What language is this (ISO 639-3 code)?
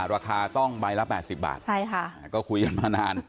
tha